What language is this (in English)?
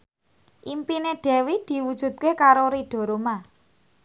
Javanese